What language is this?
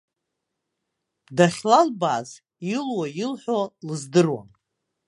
Abkhazian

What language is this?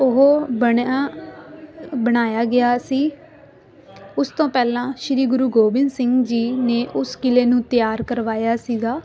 Punjabi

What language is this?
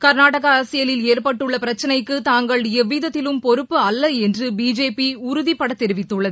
Tamil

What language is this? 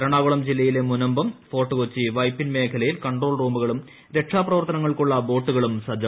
Malayalam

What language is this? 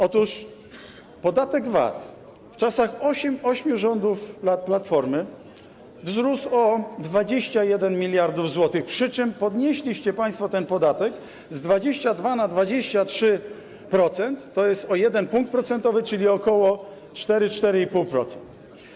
Polish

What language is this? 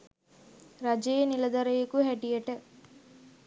Sinhala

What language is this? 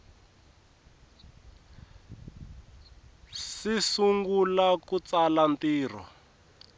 Tsonga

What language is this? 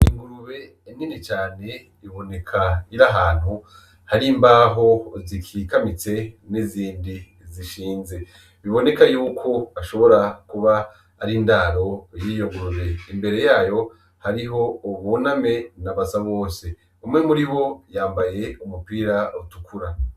Rundi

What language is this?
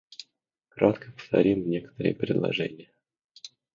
Russian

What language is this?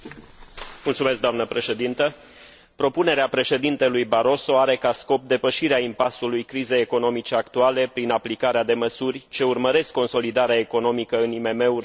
Romanian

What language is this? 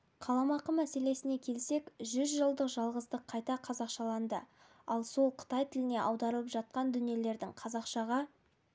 Kazakh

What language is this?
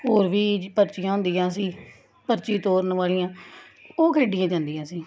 Punjabi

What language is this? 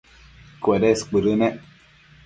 Matsés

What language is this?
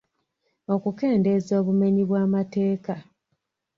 Ganda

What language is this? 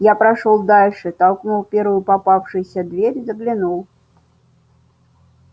Russian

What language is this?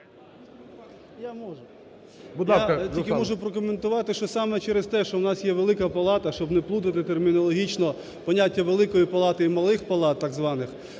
Ukrainian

